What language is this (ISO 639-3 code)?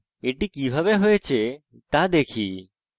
ben